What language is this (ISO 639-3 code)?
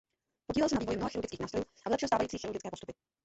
ces